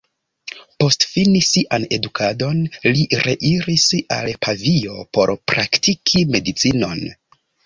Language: Esperanto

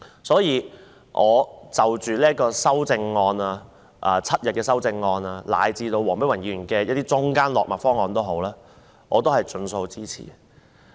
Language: Cantonese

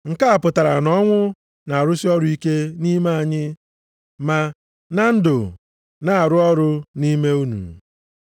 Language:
Igbo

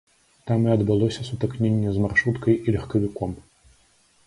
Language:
Belarusian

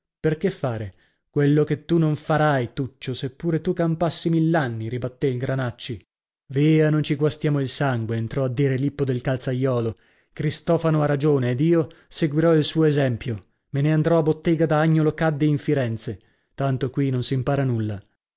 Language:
Italian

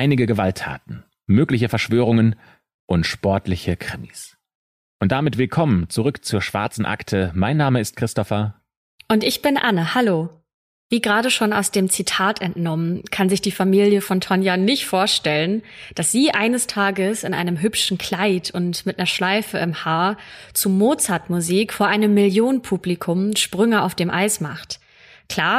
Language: German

